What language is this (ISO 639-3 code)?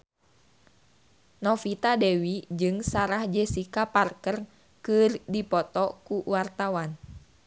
sun